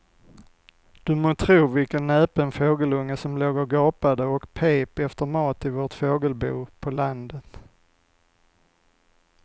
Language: Swedish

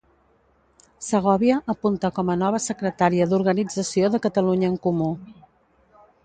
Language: Catalan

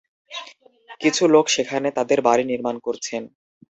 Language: Bangla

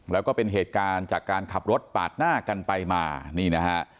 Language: Thai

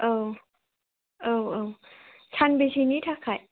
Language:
Bodo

